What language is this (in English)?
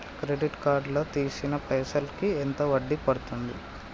Telugu